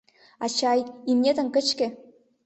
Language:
Mari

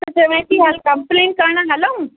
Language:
Sindhi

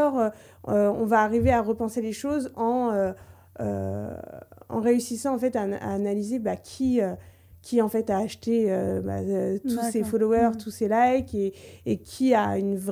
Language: French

